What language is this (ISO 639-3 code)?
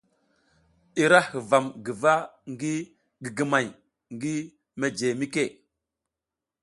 giz